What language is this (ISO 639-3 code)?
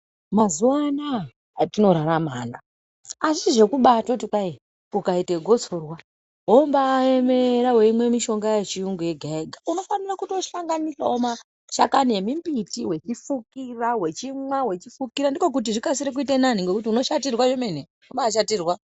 ndc